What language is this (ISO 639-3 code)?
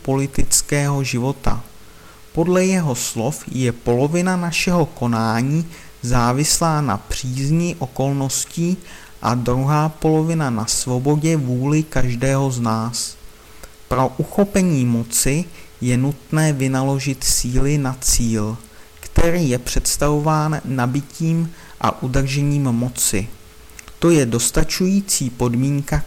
ces